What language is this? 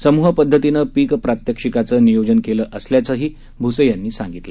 Marathi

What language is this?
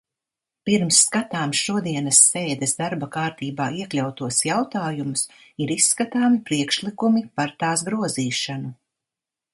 Latvian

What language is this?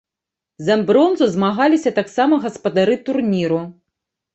Belarusian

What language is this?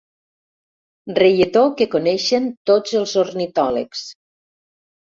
Catalan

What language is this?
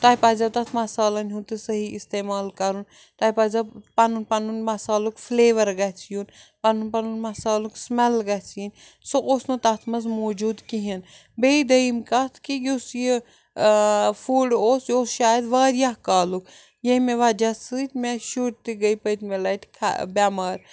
Kashmiri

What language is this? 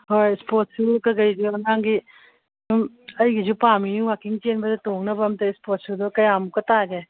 Manipuri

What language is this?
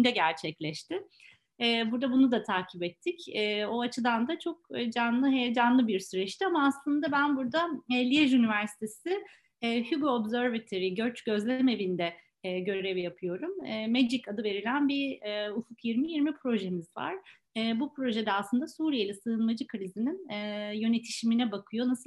Turkish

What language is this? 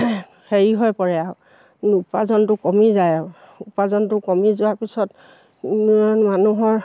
Assamese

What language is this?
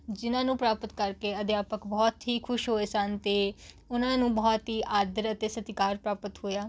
Punjabi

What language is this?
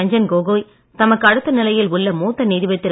Tamil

